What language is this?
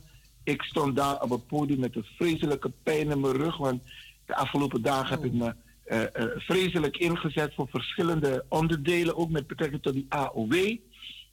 Dutch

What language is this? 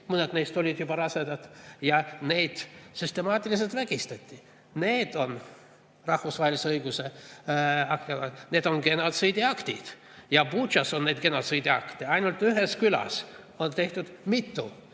Estonian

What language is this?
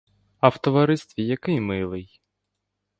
Ukrainian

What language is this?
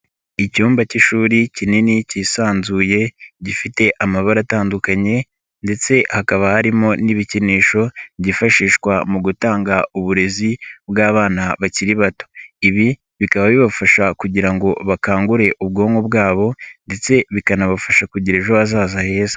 Kinyarwanda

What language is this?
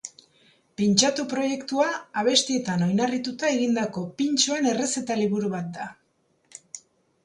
Basque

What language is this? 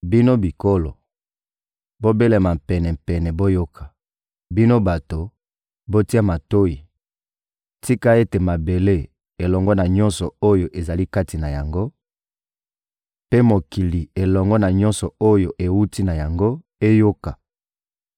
Lingala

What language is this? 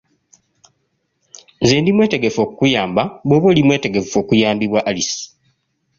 Ganda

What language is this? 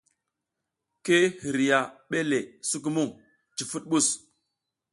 South Giziga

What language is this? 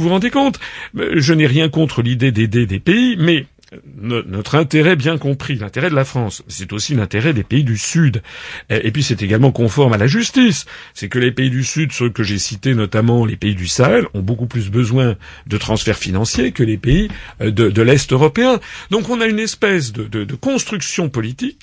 French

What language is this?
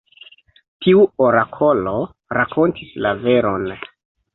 Esperanto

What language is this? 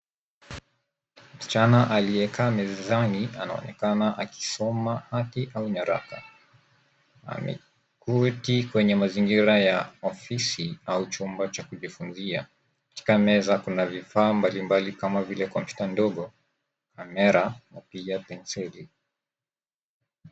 Swahili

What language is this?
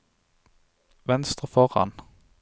Norwegian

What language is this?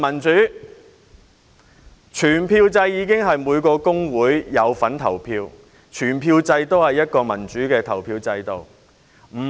Cantonese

